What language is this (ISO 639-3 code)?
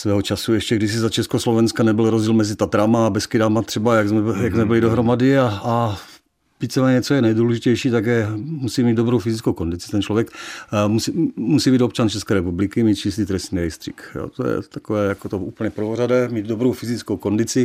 ces